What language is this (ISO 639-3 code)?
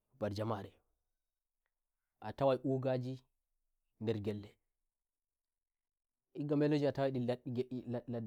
fuv